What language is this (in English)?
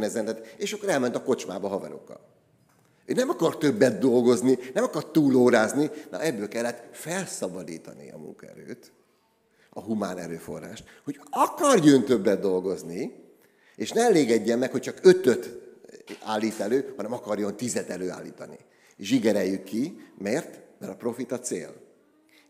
Hungarian